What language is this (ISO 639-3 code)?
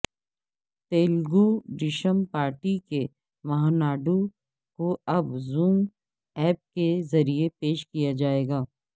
urd